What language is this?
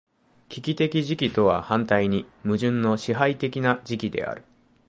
Japanese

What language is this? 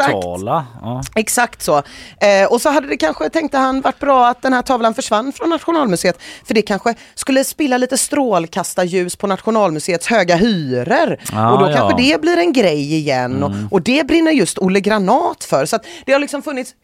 Swedish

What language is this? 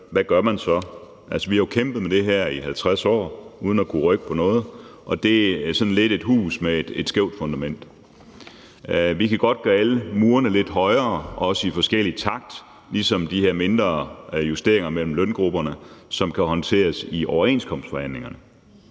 Danish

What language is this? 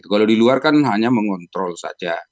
Indonesian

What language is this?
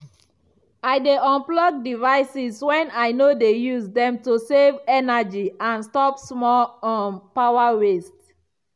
Nigerian Pidgin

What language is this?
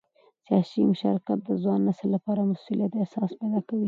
Pashto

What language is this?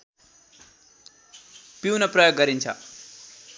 Nepali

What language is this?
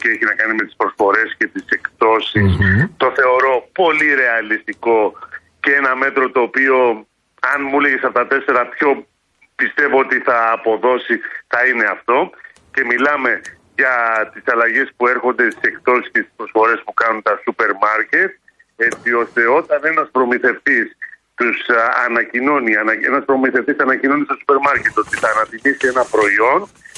Greek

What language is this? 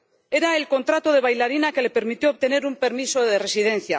Spanish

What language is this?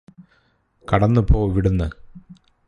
Malayalam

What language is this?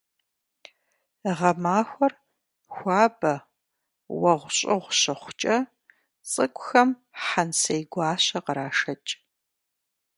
Kabardian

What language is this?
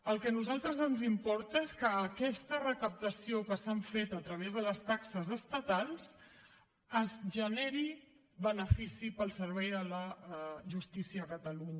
Catalan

